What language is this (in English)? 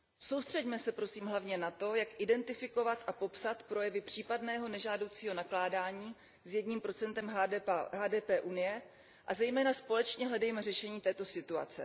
Czech